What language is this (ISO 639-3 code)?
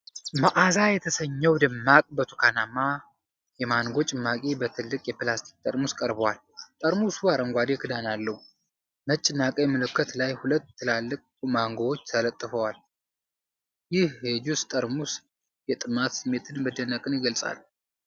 amh